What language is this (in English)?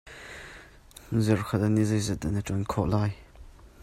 Hakha Chin